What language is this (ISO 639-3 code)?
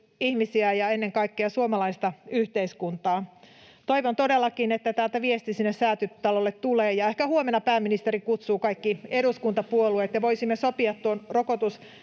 fin